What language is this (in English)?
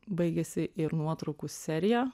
Lithuanian